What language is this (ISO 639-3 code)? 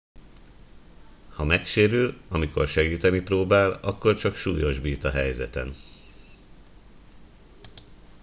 hun